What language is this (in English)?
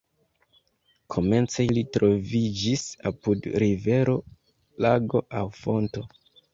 Esperanto